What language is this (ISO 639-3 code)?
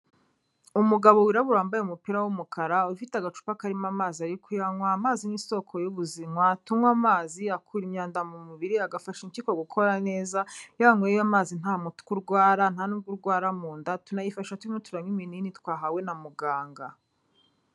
kin